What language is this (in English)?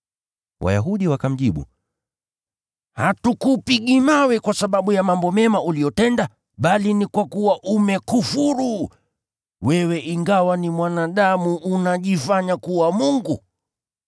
Swahili